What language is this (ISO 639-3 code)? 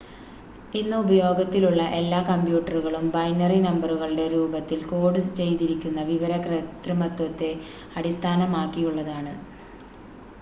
mal